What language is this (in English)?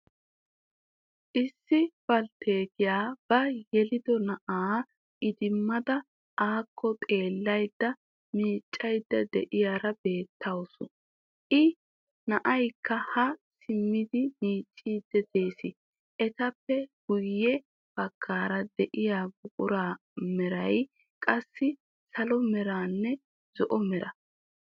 Wolaytta